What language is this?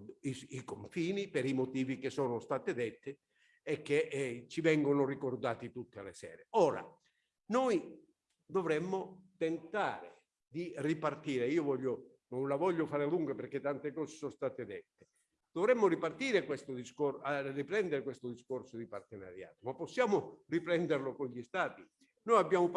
Italian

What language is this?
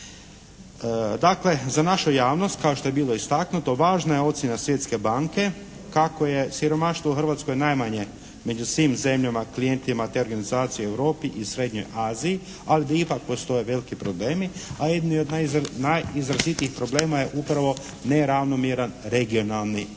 Croatian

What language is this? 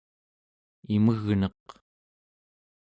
Central Yupik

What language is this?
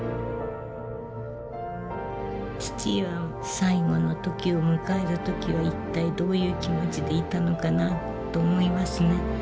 Japanese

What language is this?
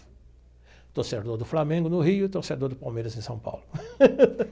Portuguese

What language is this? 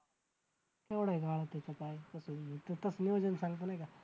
Marathi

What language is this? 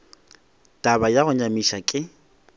Northern Sotho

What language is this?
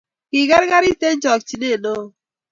Kalenjin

